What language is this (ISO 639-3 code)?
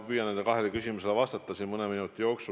est